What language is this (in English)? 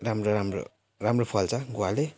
Nepali